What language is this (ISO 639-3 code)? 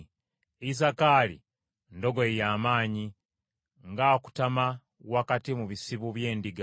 lug